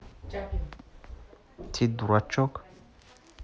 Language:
Russian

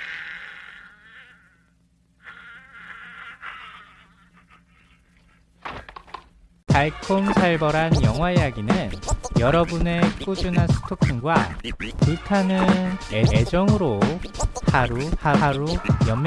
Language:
Korean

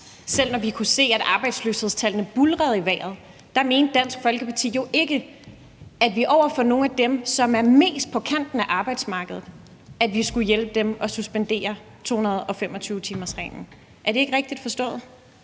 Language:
Danish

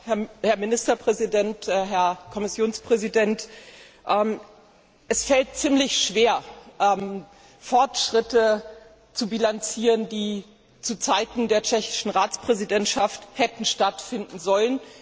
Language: German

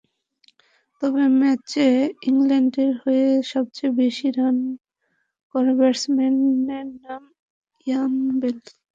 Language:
Bangla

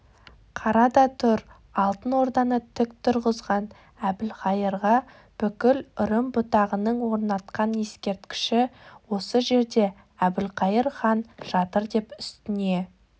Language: Kazakh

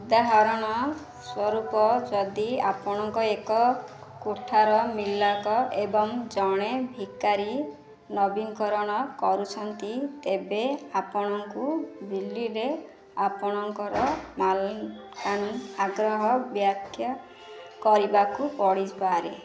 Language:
Odia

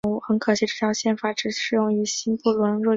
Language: Chinese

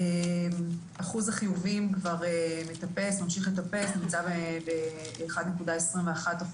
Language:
Hebrew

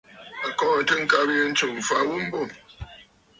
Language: Bafut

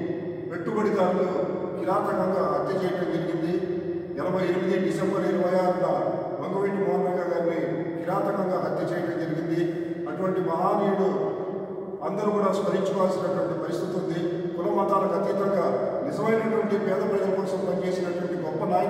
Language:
Telugu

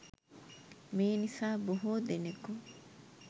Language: Sinhala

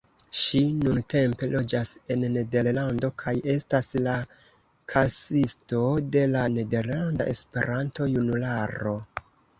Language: Esperanto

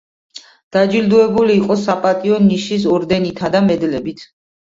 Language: Georgian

